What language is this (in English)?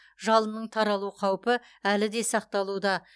Kazakh